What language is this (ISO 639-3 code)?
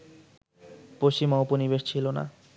ben